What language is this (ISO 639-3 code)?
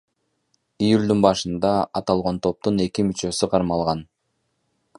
kir